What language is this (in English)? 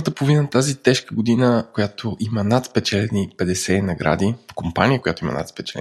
Bulgarian